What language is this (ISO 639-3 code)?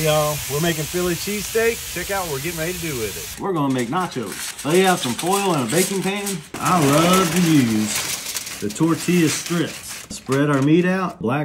eng